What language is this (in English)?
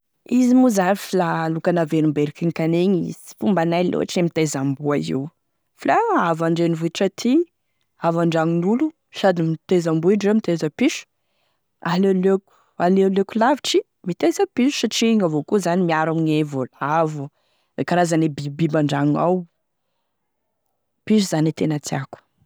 Tesaka Malagasy